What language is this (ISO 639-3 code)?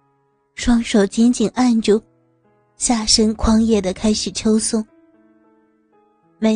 zho